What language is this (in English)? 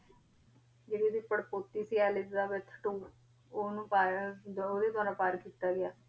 Punjabi